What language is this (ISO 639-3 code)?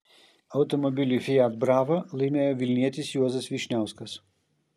lit